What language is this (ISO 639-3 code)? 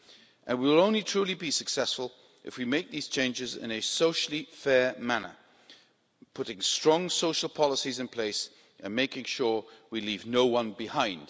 eng